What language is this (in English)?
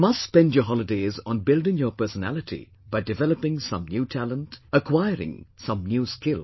English